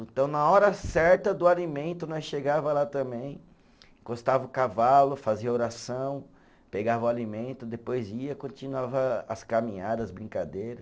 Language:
Portuguese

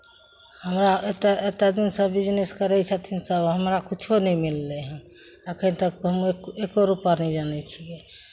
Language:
Maithili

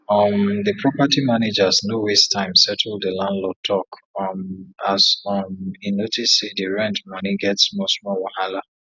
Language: Nigerian Pidgin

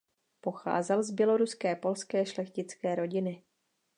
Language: Czech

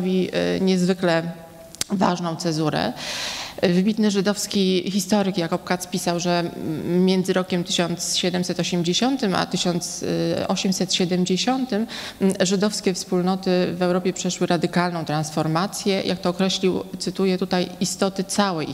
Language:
Polish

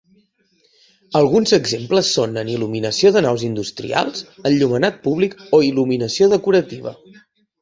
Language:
Catalan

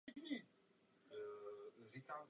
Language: Czech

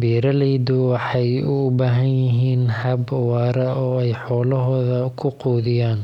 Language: Somali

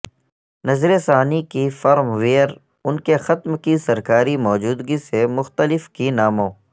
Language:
Urdu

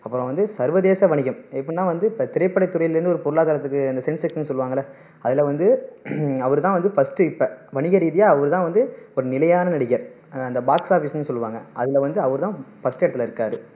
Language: Tamil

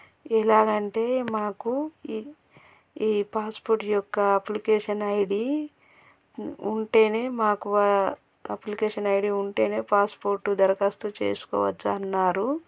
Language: Telugu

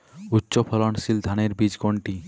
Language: Bangla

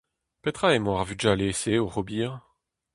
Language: Breton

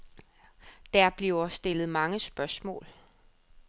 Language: Danish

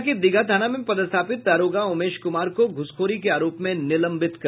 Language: Hindi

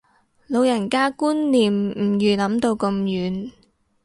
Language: Cantonese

